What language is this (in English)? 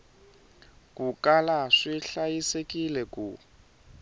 Tsonga